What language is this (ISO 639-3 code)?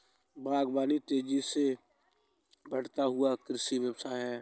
hin